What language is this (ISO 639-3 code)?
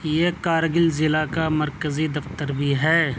urd